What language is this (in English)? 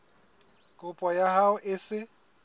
Southern Sotho